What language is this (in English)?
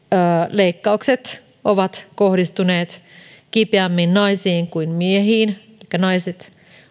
Finnish